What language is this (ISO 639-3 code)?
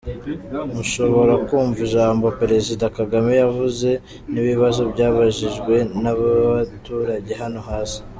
kin